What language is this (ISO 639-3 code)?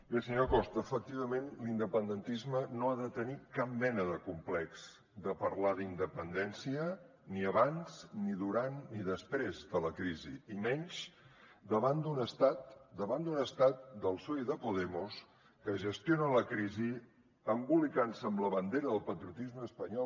cat